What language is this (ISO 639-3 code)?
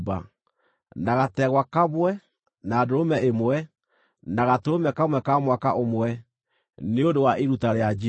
kik